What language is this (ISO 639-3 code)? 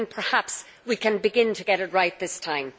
eng